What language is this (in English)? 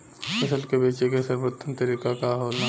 Bhojpuri